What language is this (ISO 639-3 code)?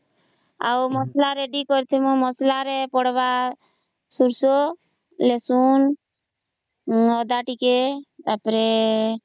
ori